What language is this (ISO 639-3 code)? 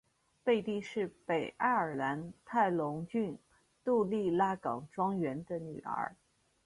zho